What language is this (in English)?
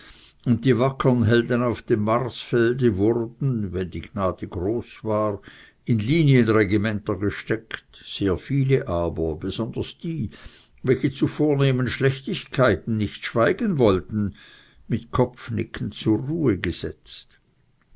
German